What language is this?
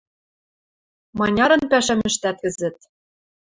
Western Mari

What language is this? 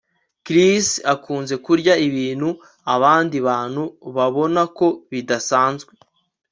Kinyarwanda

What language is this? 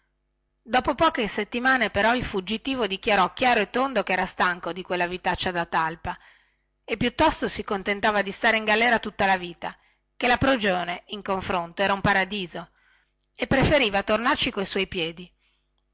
Italian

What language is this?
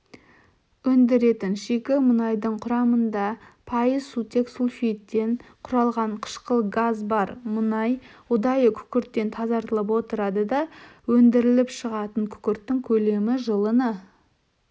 Kazakh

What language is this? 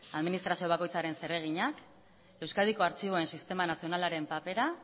Basque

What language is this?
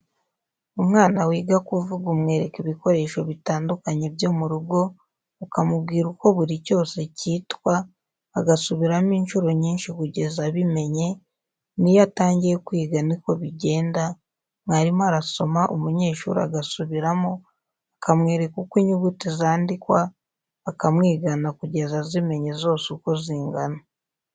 Kinyarwanda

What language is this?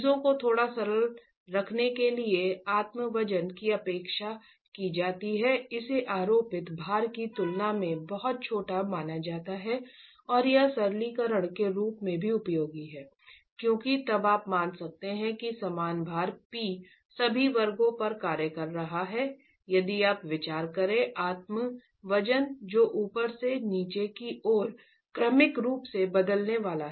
Hindi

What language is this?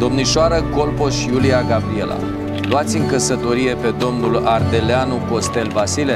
Romanian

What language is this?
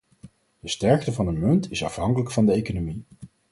Dutch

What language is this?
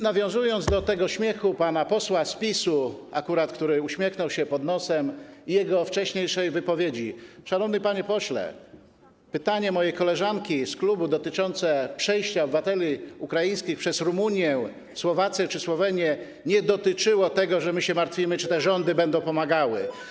Polish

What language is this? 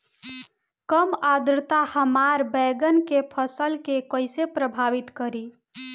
Bhojpuri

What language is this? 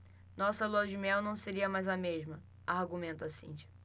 Portuguese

